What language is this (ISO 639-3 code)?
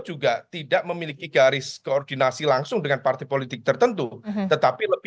ind